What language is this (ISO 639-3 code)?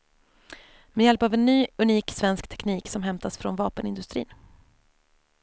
swe